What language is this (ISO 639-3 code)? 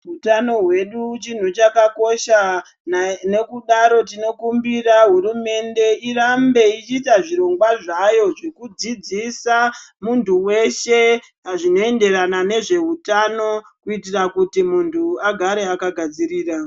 ndc